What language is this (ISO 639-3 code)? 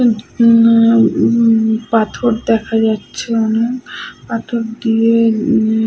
ben